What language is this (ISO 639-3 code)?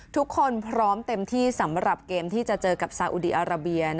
tha